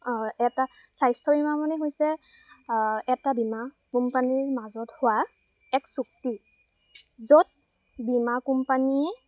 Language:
Assamese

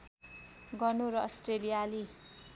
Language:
Nepali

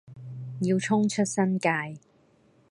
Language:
Cantonese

